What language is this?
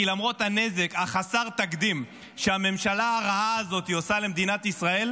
Hebrew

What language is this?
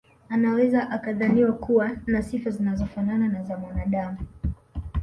Swahili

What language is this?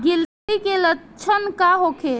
Bhojpuri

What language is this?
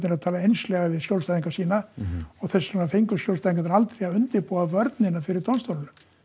Icelandic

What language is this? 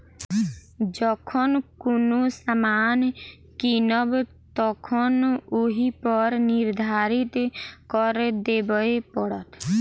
Maithili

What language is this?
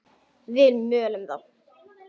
Icelandic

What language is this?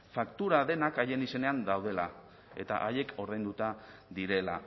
Basque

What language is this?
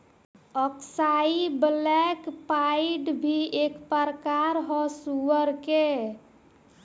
Bhojpuri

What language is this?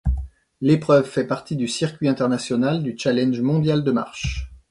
French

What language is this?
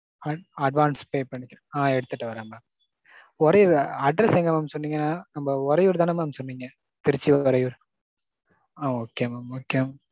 Tamil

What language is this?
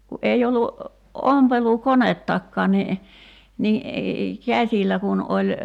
Finnish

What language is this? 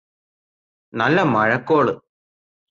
Malayalam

